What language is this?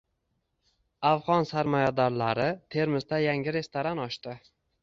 Uzbek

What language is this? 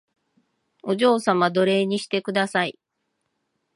Japanese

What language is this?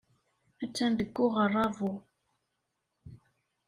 Kabyle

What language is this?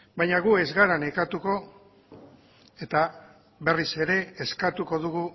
Basque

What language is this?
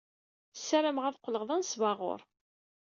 Kabyle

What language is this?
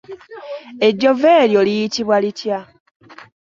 Ganda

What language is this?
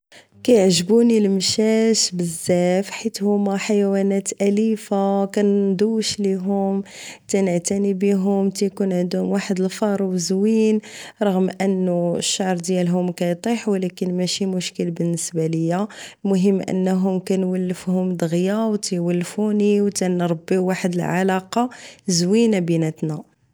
Moroccan Arabic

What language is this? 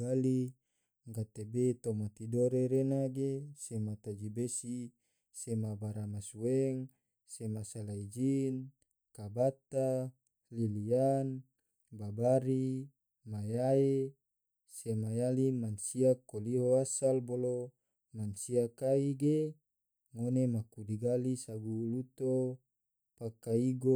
Tidore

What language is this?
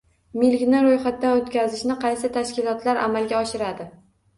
Uzbek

